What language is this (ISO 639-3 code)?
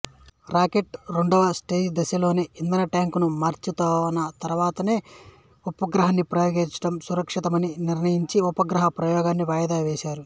tel